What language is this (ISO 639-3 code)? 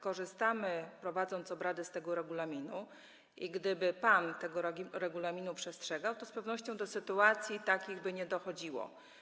pol